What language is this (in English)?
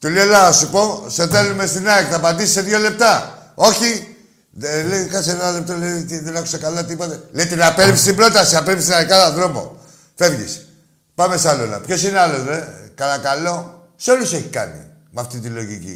Greek